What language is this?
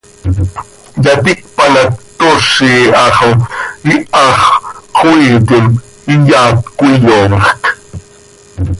Seri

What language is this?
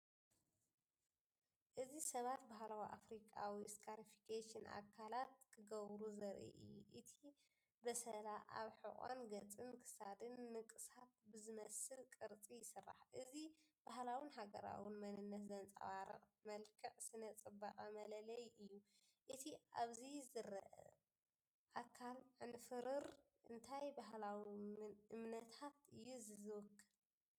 Tigrinya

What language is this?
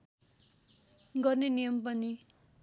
Nepali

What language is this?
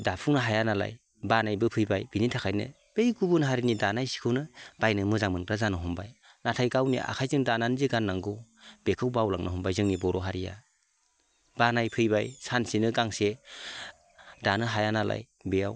Bodo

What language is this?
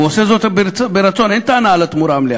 Hebrew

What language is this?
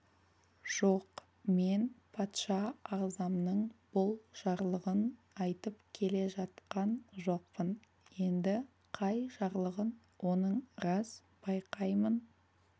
Kazakh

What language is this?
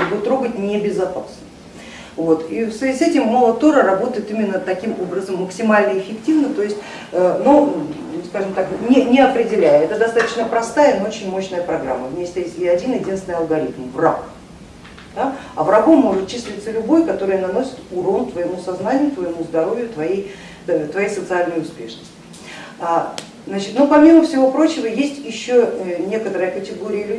Russian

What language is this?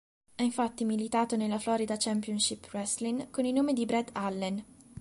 Italian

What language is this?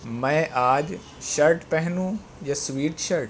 Urdu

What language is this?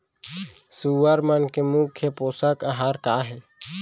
Chhattisgarhi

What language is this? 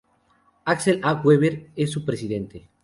Spanish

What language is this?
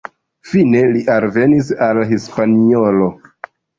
Esperanto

